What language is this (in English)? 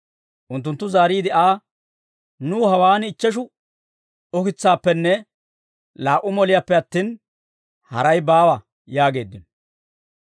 Dawro